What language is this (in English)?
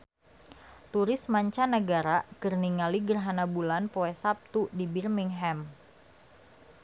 Sundanese